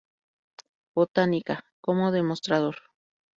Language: Spanish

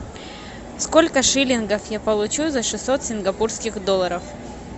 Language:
Russian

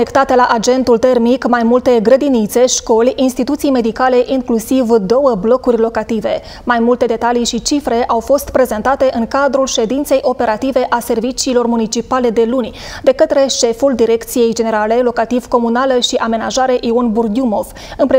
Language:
Romanian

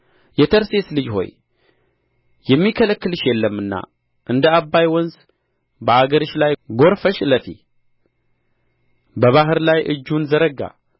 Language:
Amharic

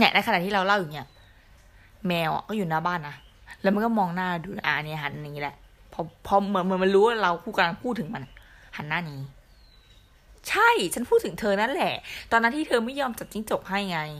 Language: Thai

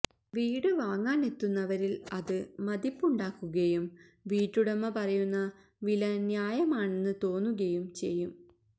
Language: Malayalam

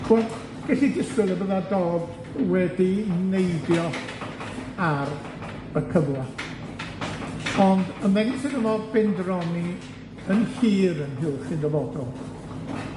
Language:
Welsh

